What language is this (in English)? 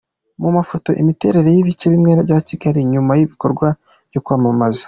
Kinyarwanda